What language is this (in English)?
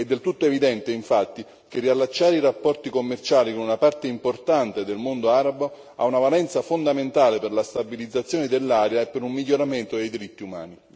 Italian